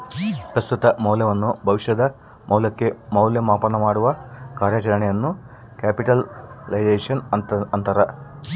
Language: Kannada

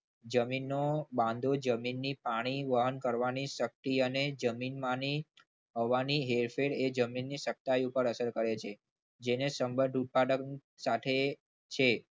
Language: Gujarati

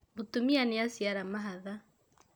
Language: Kikuyu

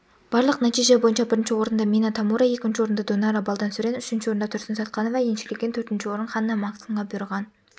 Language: Kazakh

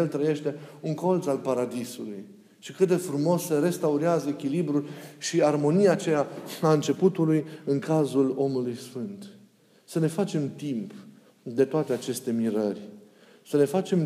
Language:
Romanian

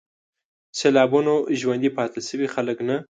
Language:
Pashto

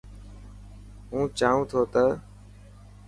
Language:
Dhatki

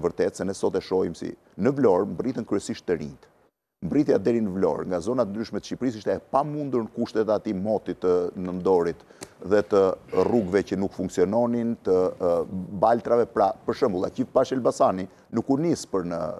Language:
Romanian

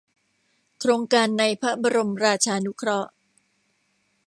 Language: Thai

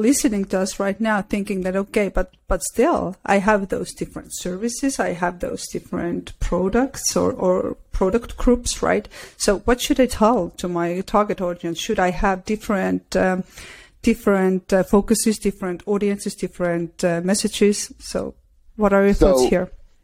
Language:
English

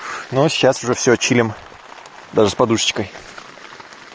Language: Russian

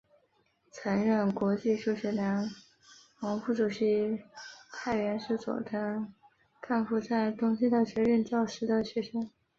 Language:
Chinese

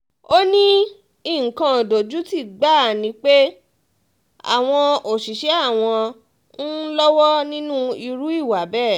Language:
Yoruba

